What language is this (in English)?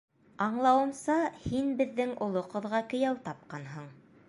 Bashkir